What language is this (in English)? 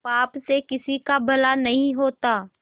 Hindi